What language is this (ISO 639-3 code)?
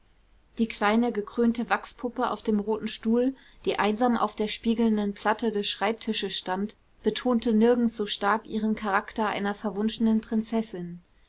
deu